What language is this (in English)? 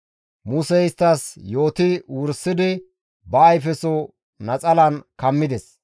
Gamo